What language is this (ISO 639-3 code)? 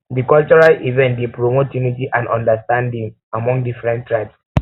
pcm